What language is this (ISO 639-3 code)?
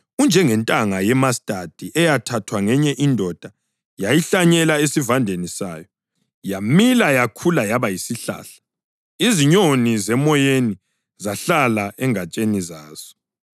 nde